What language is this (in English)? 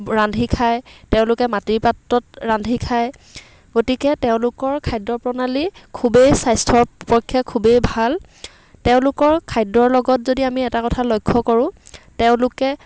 Assamese